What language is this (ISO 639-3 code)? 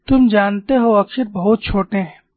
hin